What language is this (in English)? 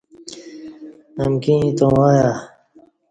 Kati